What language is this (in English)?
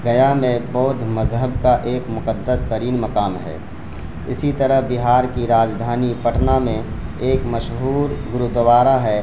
Urdu